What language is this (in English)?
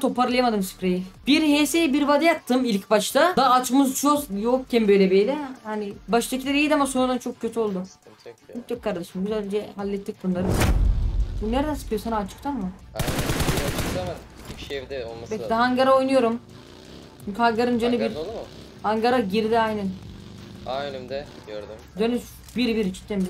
Turkish